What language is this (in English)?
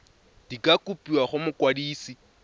Tswana